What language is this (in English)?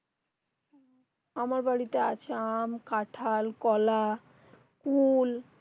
Bangla